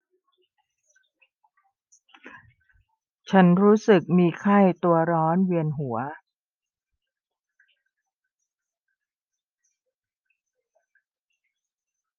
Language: Thai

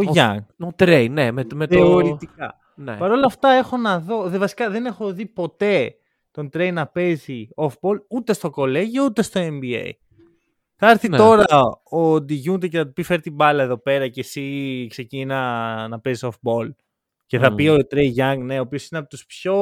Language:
Greek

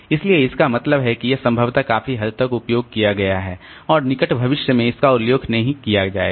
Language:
Hindi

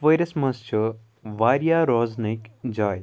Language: Kashmiri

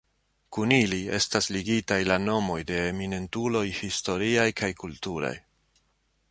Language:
Esperanto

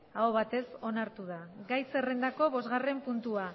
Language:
Basque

